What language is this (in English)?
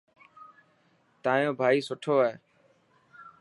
Dhatki